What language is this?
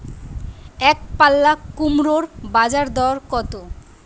Bangla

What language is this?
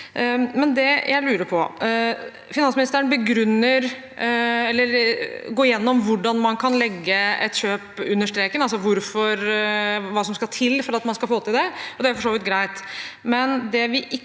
Norwegian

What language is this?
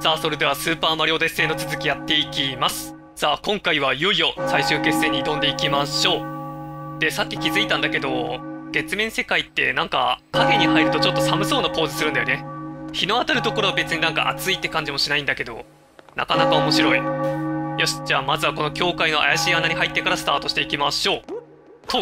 Japanese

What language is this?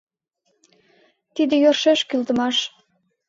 Mari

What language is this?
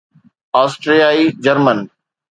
Sindhi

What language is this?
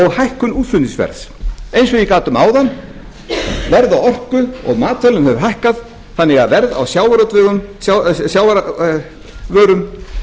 Icelandic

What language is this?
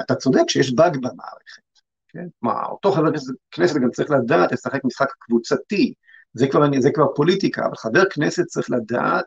Hebrew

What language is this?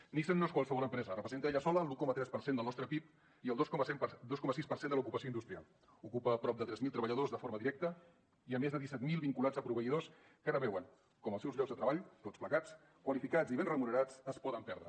Catalan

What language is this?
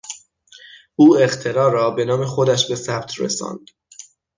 Persian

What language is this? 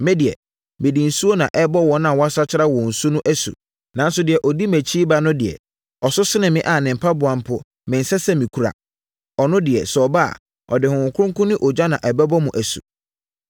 Akan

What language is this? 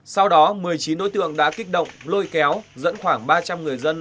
Vietnamese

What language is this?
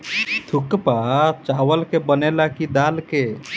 Bhojpuri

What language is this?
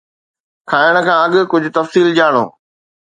Sindhi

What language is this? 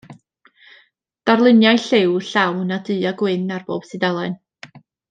Welsh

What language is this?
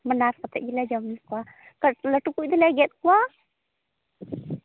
Santali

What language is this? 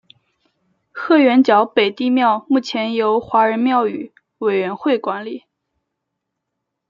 Chinese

